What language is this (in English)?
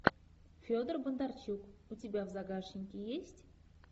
Russian